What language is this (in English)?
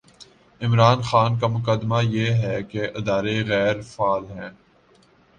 Urdu